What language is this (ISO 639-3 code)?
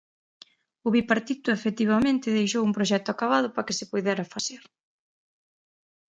glg